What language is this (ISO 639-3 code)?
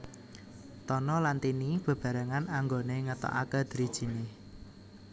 jav